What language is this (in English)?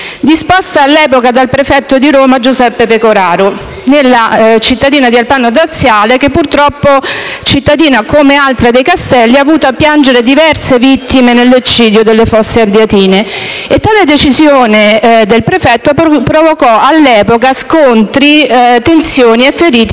Italian